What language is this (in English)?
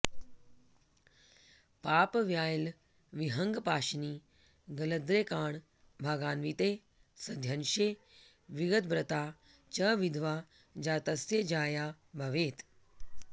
Sanskrit